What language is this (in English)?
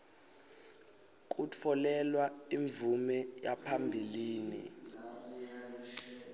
Swati